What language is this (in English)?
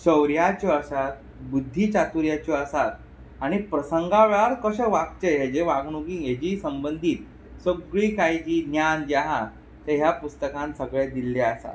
Konkani